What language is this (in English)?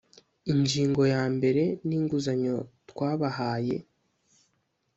Kinyarwanda